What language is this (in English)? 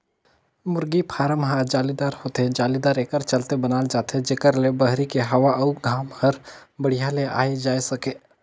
Chhattisgarhi